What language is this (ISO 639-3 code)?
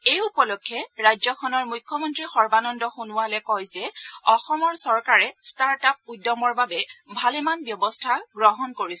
asm